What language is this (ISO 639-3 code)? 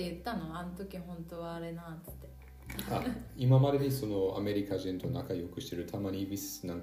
jpn